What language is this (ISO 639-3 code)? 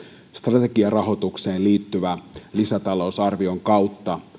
fin